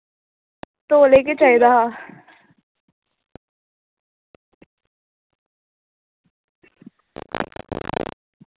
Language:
Dogri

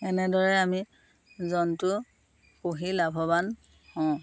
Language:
Assamese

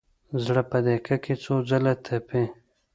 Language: Pashto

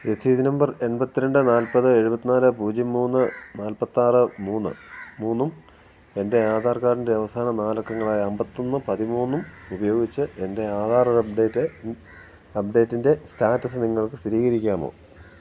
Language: Malayalam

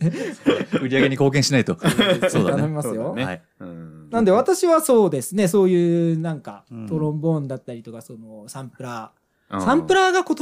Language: Japanese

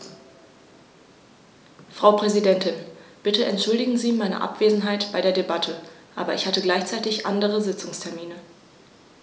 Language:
German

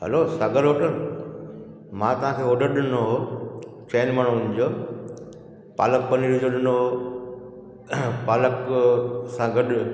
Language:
Sindhi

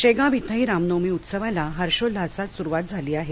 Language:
Marathi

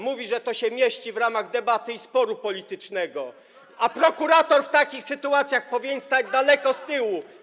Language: Polish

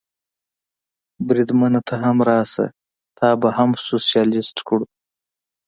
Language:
Pashto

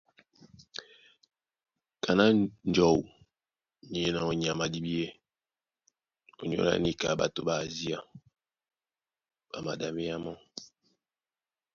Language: Duala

